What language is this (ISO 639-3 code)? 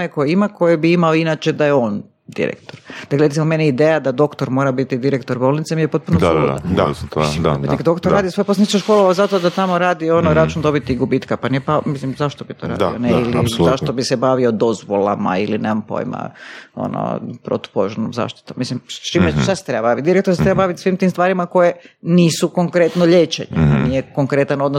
hrv